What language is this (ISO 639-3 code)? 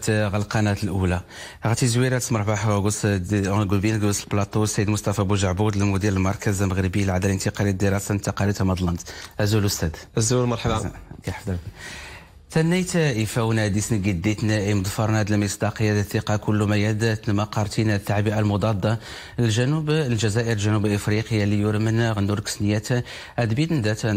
ara